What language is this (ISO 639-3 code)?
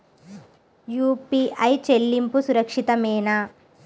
tel